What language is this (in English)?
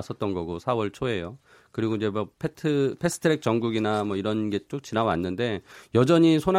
Korean